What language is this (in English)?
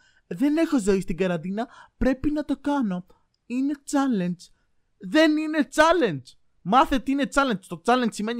Greek